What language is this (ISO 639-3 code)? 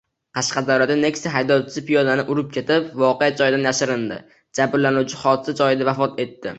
uzb